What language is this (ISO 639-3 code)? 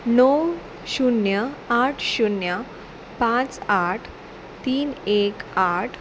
kok